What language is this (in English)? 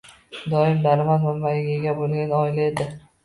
Uzbek